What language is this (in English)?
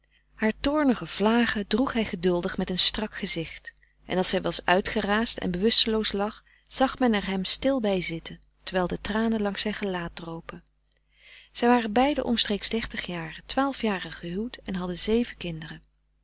Dutch